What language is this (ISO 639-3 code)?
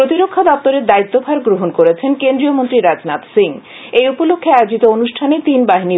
ben